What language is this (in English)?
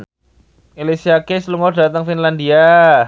Javanese